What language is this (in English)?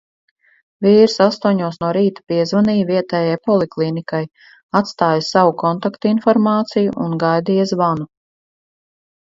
Latvian